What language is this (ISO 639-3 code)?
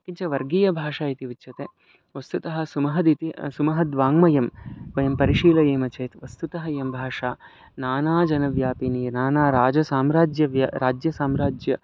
san